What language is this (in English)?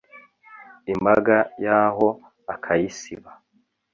Kinyarwanda